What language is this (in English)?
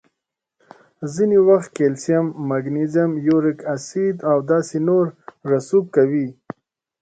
Pashto